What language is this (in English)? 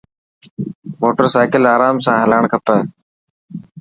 Dhatki